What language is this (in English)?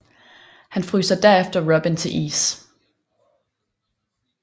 Danish